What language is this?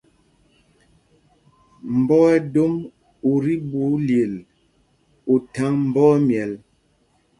Mpumpong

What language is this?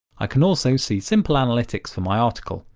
English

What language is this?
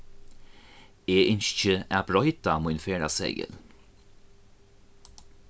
Faroese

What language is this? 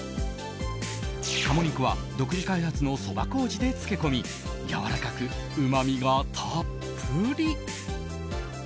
Japanese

